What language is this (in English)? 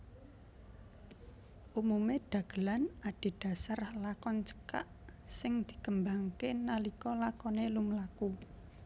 Javanese